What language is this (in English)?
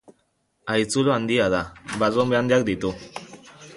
Basque